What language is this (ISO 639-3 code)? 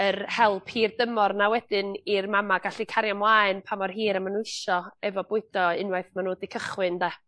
cym